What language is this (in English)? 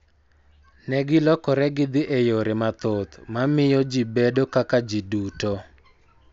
Luo (Kenya and Tanzania)